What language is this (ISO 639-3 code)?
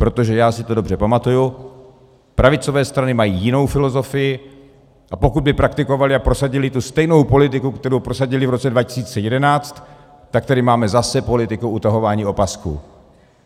ces